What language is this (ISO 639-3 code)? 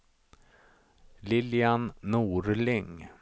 swe